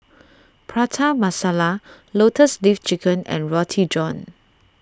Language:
English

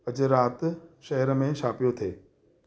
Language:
Sindhi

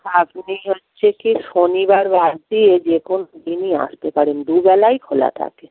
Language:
Bangla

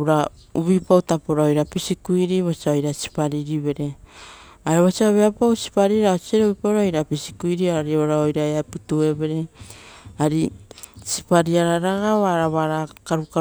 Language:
Rotokas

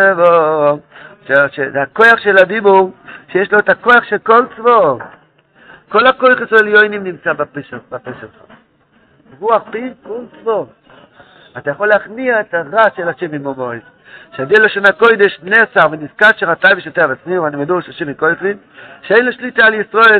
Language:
Hebrew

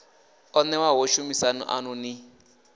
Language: Venda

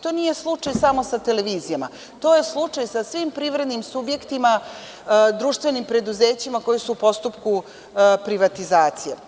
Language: Serbian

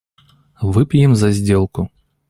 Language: Russian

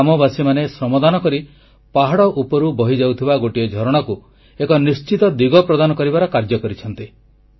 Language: Odia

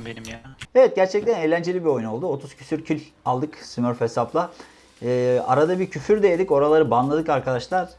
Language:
Turkish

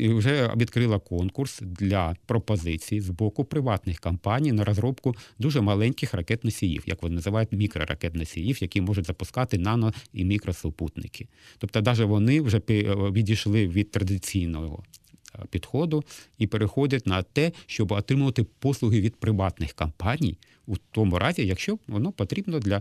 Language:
Ukrainian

